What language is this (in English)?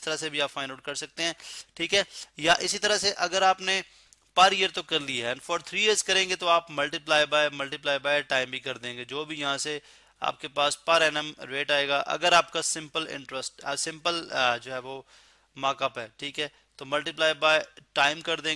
Hindi